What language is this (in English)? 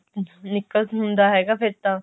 Punjabi